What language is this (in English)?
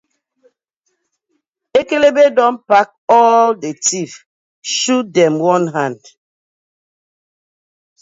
Nigerian Pidgin